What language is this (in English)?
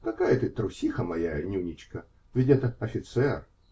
Russian